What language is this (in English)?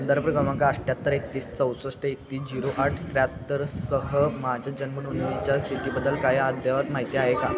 Marathi